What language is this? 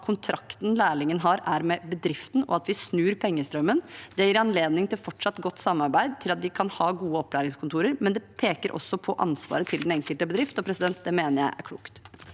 Norwegian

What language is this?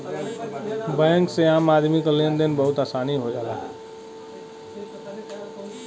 Bhojpuri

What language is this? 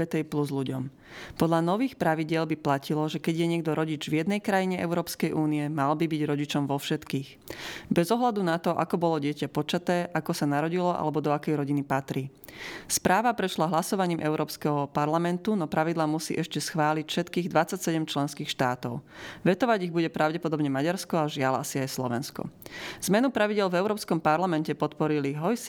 Slovak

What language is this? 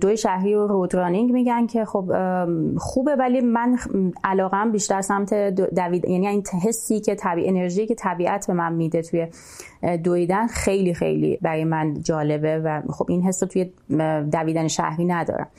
Persian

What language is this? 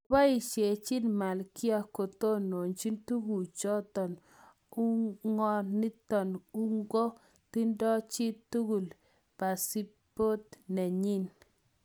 Kalenjin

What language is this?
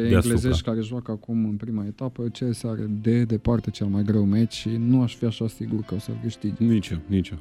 Romanian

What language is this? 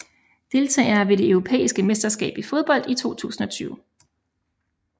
Danish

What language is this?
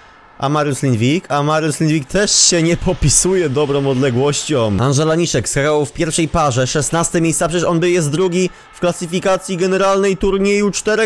Polish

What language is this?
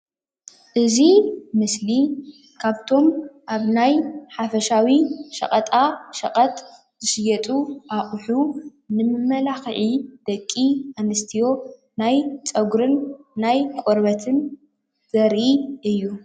Tigrinya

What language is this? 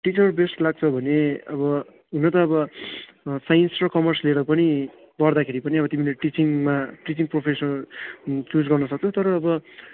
Nepali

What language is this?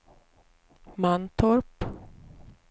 Swedish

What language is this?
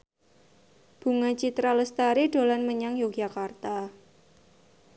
Javanese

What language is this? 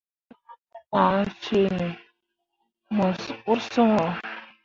Mundang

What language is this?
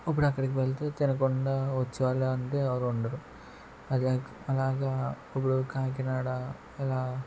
Telugu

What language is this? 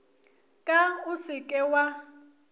Northern Sotho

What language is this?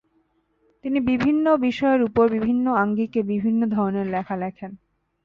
Bangla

